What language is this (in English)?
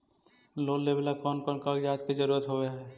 Magahi